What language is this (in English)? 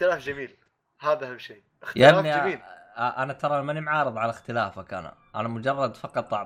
Arabic